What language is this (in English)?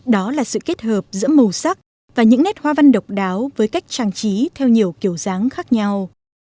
Vietnamese